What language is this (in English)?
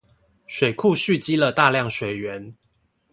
Chinese